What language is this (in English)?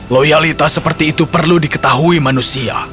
Indonesian